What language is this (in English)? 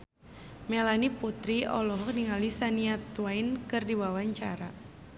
Sundanese